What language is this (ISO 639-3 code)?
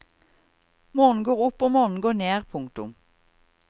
nor